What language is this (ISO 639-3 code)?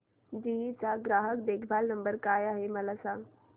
mar